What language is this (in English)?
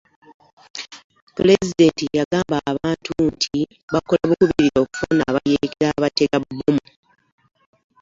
Ganda